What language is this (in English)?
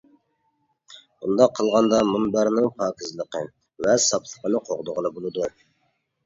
Uyghur